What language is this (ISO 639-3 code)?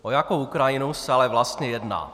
ces